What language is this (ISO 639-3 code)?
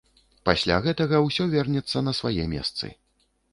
bel